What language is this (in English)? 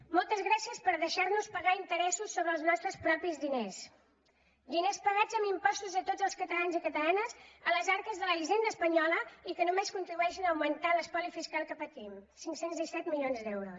Catalan